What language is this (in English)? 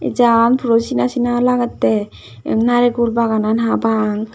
Chakma